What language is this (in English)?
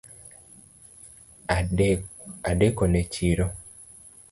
Luo (Kenya and Tanzania)